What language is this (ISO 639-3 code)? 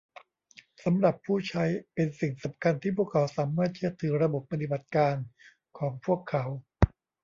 tha